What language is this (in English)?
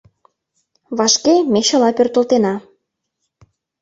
Mari